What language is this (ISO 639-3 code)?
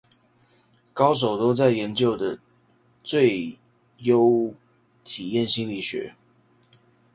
zho